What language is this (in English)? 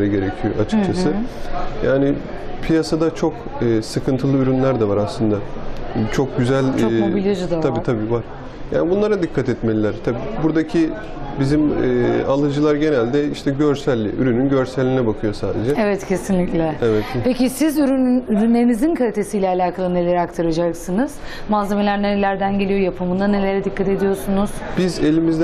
Turkish